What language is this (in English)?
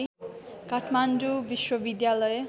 Nepali